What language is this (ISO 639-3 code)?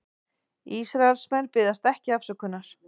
isl